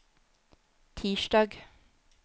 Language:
Norwegian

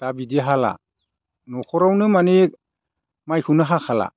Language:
Bodo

